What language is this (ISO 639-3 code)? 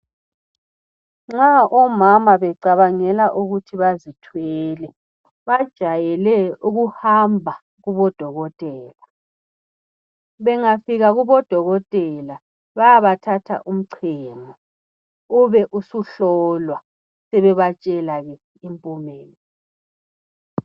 nde